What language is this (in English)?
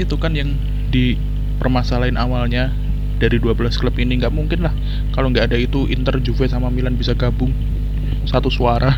Indonesian